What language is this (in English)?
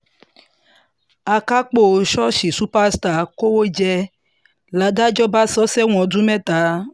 Yoruba